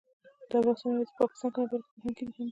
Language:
Pashto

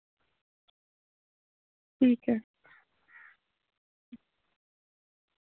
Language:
Dogri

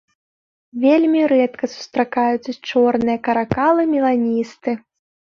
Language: Belarusian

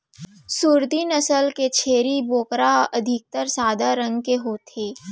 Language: Chhattisgarhi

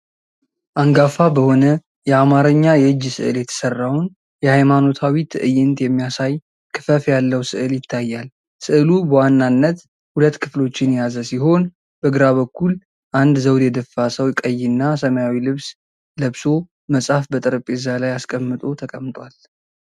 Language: Amharic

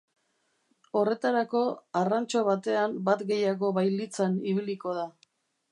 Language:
Basque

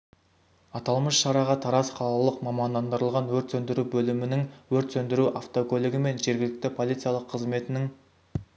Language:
Kazakh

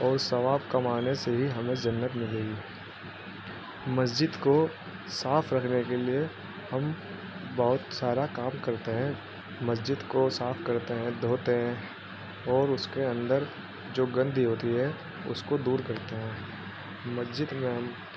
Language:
Urdu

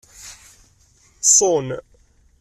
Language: Kabyle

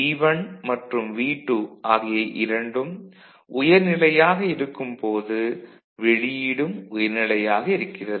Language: Tamil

